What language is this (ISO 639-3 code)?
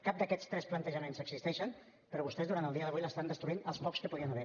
cat